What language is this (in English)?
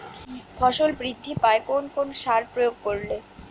Bangla